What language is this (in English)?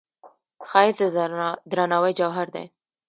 Pashto